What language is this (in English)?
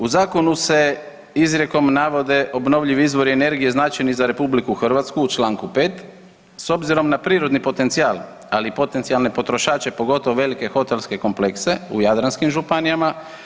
Croatian